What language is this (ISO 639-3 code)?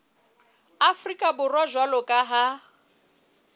sot